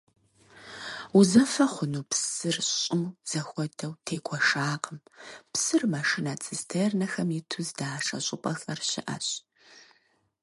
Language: Kabardian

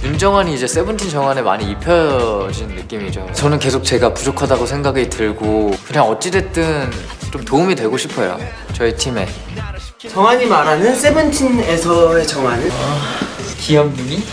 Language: Korean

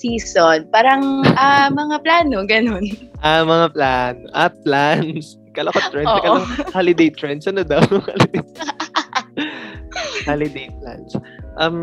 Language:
Filipino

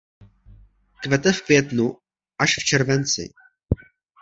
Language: Czech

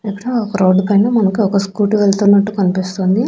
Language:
Telugu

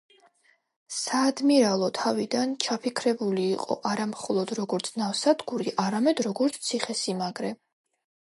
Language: Georgian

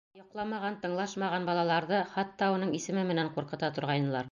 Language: Bashkir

